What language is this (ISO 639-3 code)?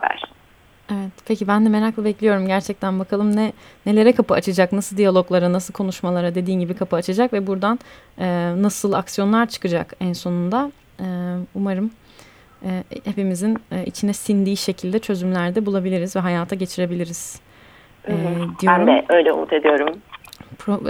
tur